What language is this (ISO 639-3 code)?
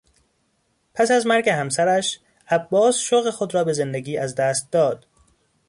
fas